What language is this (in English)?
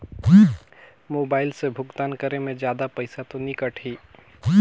Chhattisgarhi